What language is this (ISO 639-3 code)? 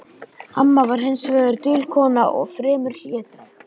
isl